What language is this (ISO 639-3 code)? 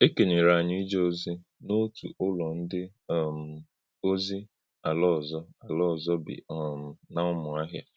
ibo